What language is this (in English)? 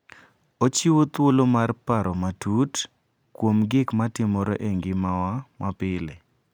Luo (Kenya and Tanzania)